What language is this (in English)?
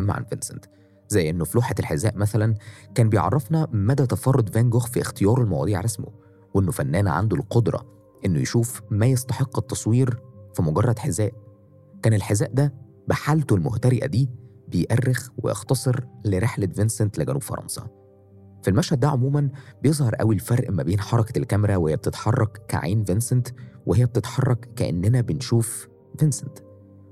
Arabic